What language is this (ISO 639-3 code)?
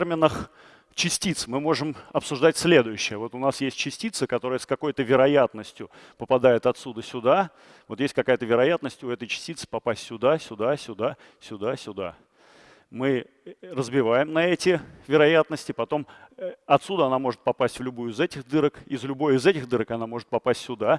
rus